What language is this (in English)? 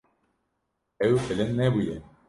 Kurdish